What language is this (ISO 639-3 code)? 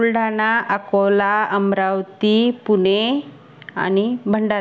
mar